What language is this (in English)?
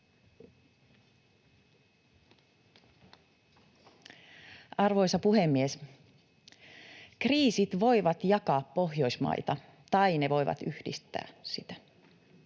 Finnish